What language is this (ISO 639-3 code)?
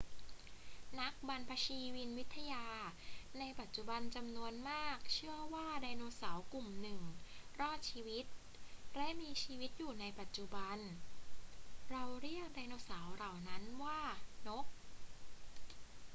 tha